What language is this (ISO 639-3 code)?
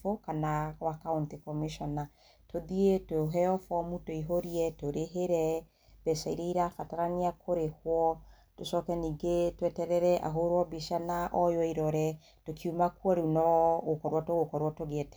kik